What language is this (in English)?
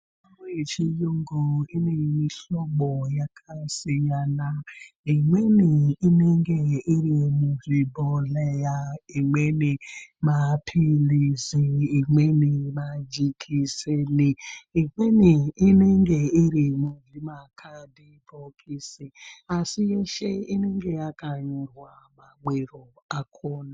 Ndau